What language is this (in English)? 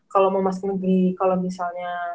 Indonesian